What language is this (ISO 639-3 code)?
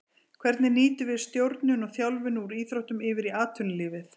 isl